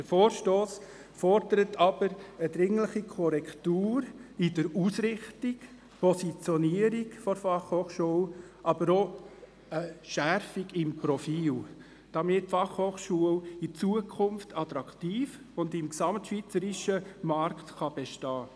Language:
Swiss German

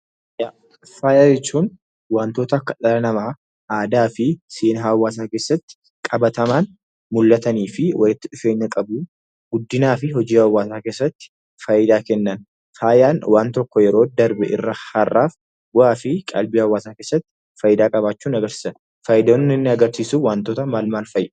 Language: Oromo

